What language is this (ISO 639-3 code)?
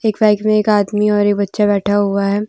hin